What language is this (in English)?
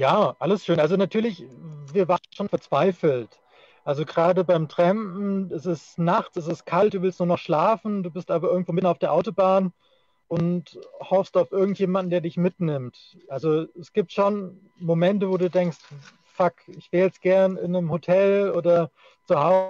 German